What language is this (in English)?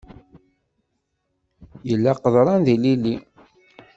Kabyle